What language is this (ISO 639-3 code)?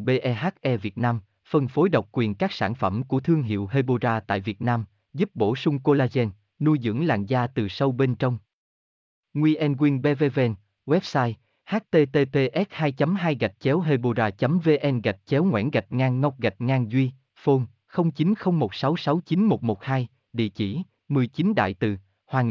vie